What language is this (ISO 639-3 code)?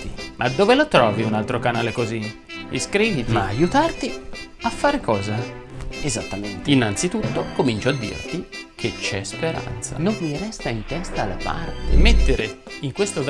ita